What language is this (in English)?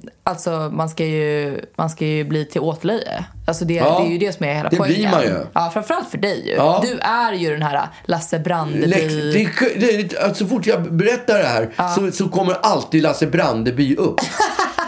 Swedish